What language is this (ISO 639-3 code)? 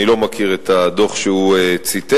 heb